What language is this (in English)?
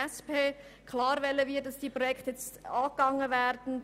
Swiss German